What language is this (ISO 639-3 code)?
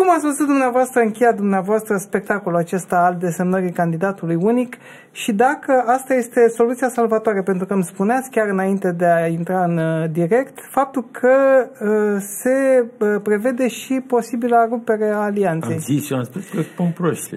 ron